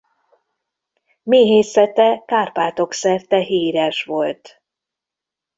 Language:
Hungarian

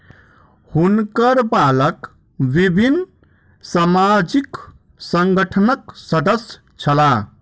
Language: Maithili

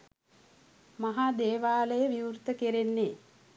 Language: Sinhala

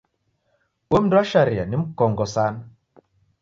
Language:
Taita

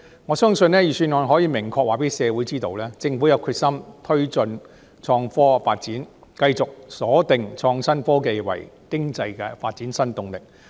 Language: Cantonese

